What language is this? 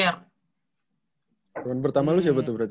Indonesian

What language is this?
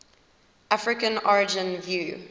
English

